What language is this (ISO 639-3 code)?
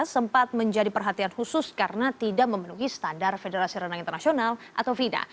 ind